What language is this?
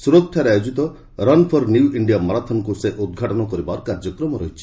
Odia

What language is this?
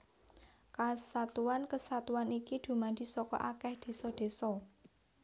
Javanese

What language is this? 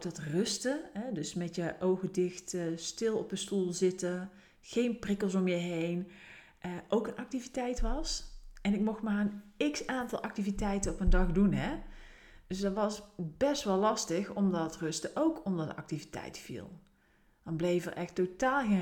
Dutch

